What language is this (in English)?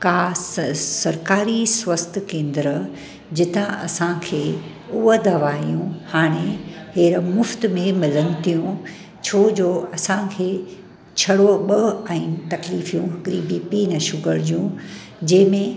Sindhi